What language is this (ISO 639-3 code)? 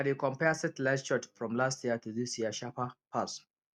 pcm